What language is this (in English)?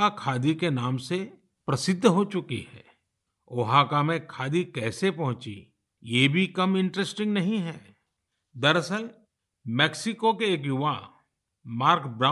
Hindi